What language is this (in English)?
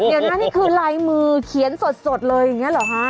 Thai